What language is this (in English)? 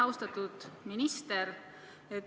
Estonian